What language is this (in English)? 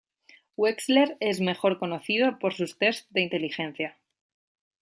Spanish